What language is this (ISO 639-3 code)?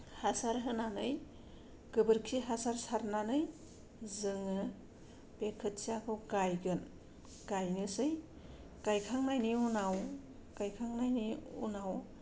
brx